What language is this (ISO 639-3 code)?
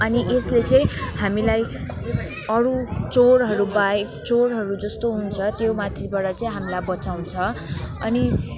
nep